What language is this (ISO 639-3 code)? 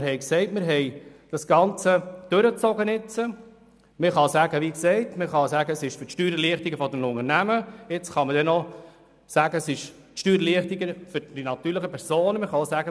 gsw